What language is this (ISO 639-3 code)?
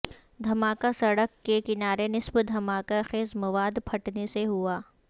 urd